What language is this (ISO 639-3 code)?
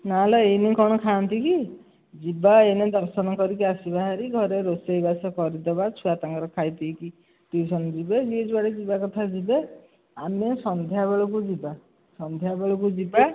ori